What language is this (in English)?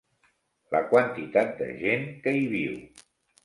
Catalan